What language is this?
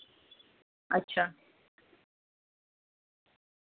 Dogri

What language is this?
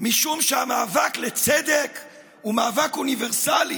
Hebrew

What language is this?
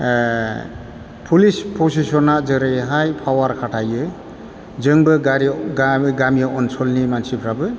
Bodo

